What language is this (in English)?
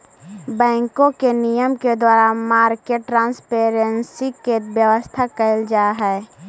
Magahi